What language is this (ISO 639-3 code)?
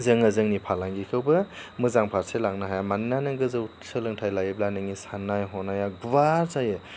brx